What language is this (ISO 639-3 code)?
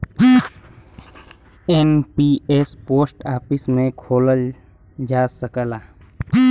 bho